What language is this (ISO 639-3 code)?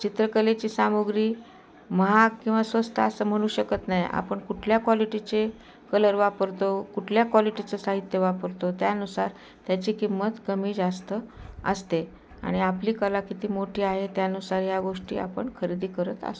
mar